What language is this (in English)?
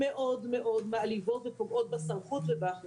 Hebrew